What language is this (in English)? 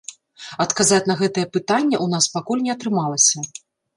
Belarusian